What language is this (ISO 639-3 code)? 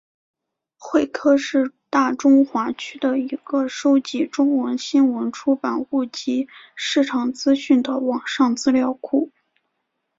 zho